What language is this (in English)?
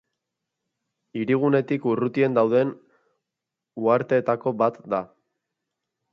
Basque